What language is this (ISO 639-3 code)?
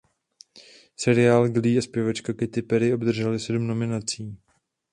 ces